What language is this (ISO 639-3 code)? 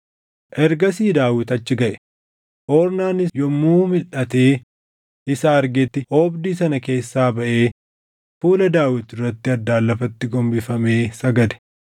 orm